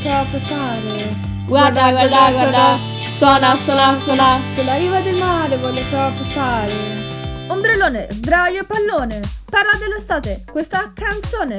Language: Italian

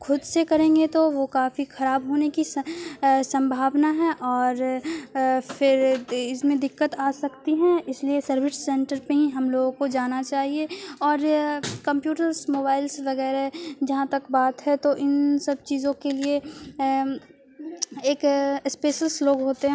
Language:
Urdu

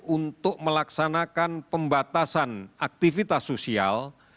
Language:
Indonesian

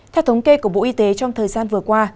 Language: Vietnamese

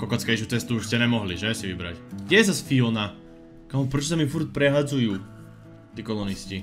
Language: Slovak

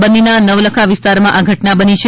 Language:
Gujarati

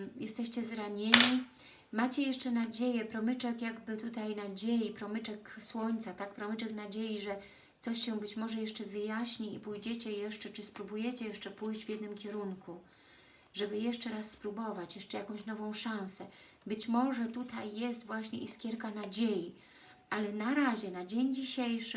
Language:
Polish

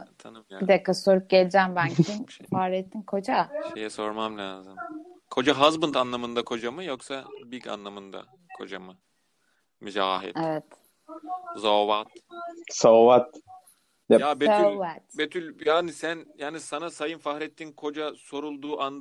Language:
Turkish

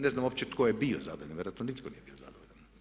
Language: Croatian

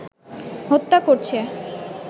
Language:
Bangla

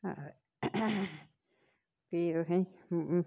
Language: Dogri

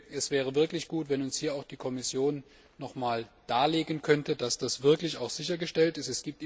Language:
German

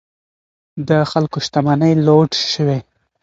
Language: Pashto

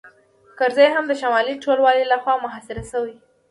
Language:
Pashto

